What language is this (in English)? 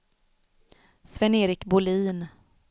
Swedish